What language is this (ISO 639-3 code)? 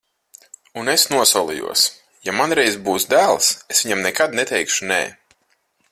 lav